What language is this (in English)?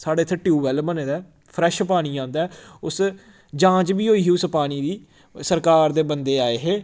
Dogri